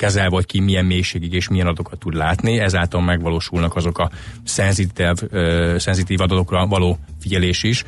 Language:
Hungarian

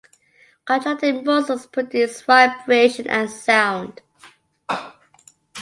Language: English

